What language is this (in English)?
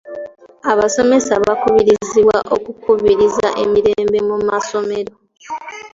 Ganda